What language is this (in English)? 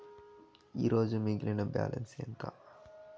Telugu